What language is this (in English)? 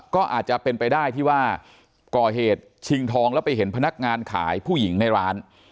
Thai